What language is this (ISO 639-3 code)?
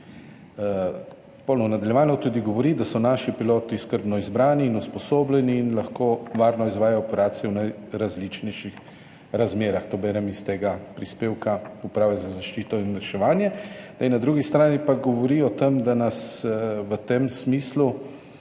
slv